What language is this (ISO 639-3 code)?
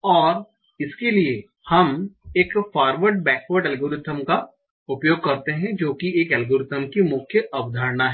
hin